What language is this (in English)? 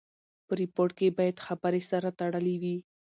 Pashto